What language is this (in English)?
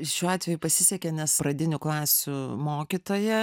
Lithuanian